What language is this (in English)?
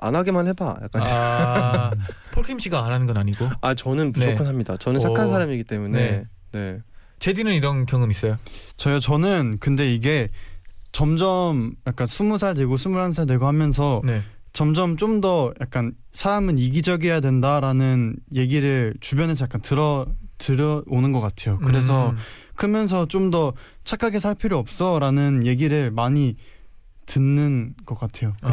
Korean